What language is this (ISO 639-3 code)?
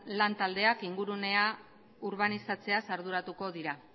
eus